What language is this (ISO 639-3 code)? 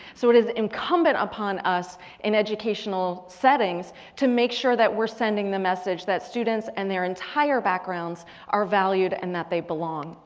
eng